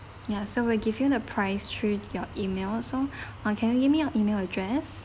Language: English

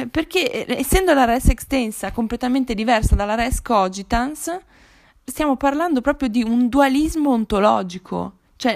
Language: Italian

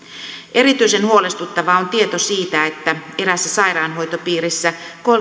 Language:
Finnish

